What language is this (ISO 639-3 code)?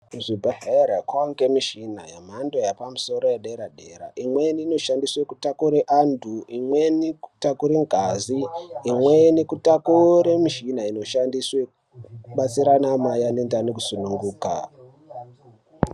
ndc